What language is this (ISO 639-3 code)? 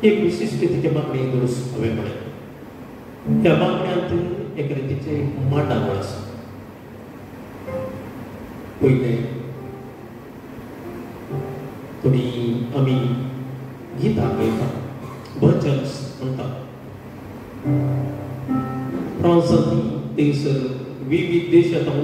ind